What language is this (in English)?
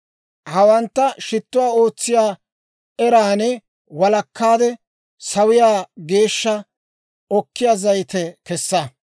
Dawro